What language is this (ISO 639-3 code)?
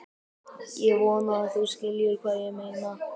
isl